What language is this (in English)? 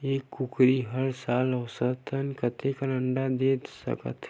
Chhattisgarhi